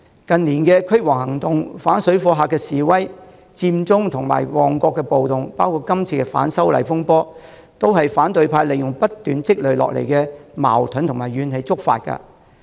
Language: Cantonese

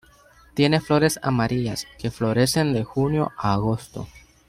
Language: Spanish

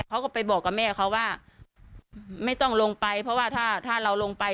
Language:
Thai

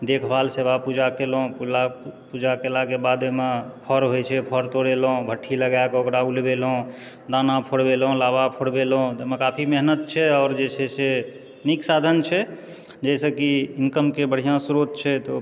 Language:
Maithili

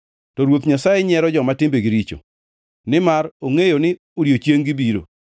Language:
Luo (Kenya and Tanzania)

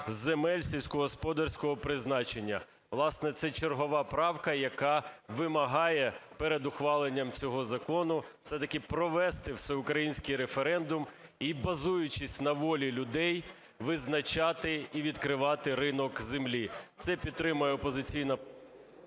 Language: Ukrainian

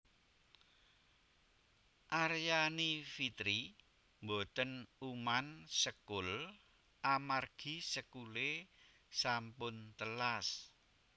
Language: Javanese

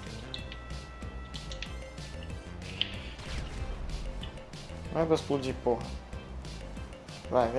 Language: Portuguese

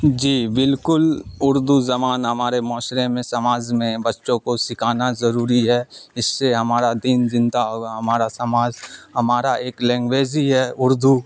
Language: Urdu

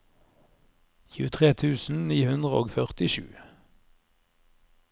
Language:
Norwegian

